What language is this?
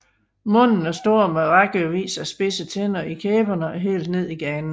Danish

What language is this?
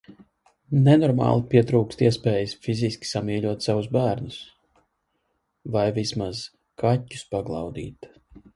Latvian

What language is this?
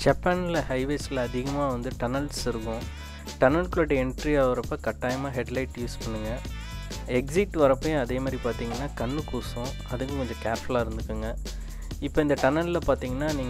Hindi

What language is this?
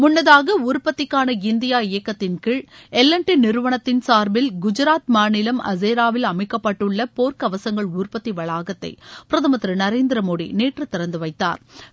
Tamil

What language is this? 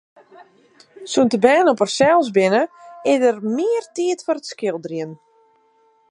Western Frisian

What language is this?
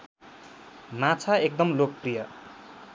Nepali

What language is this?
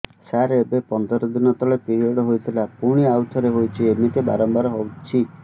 Odia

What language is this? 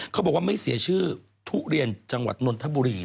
Thai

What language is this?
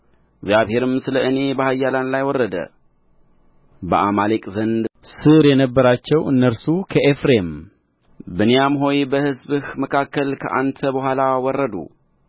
Amharic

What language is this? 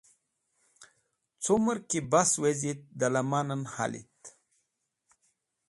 Wakhi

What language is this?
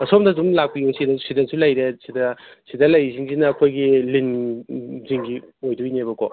Manipuri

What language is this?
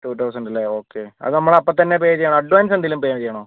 Malayalam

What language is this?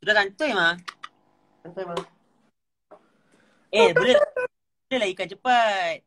Malay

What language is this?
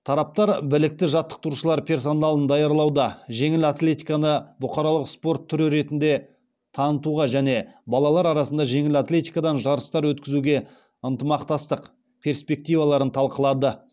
Kazakh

